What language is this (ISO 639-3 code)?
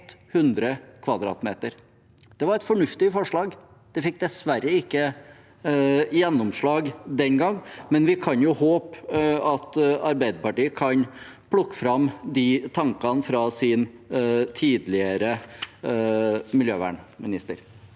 nor